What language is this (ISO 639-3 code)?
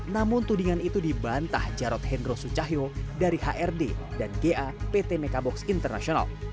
ind